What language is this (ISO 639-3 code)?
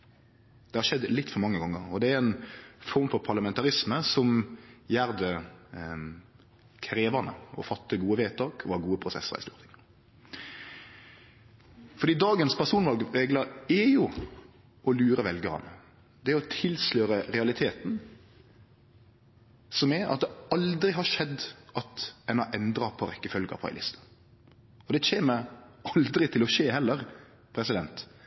nno